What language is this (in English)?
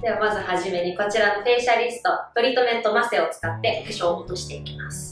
Japanese